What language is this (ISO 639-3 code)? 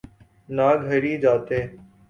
urd